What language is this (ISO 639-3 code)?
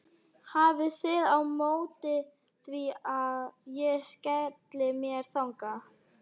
isl